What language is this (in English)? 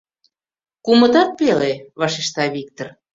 Mari